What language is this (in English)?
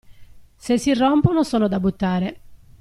Italian